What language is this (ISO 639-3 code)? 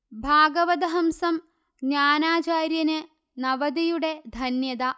mal